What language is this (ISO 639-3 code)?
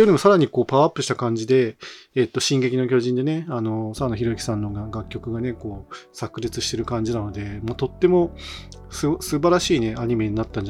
jpn